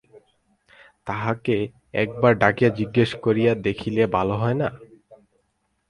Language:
Bangla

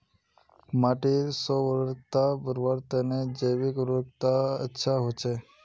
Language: Magahi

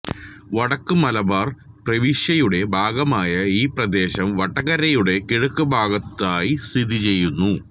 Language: Malayalam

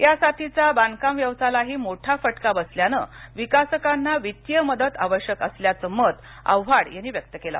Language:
Marathi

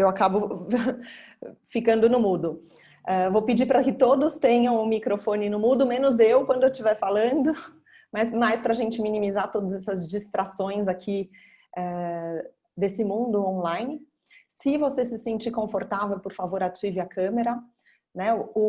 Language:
Portuguese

